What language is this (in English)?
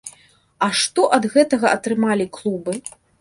Belarusian